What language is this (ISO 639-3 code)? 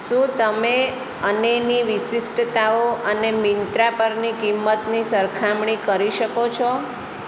guj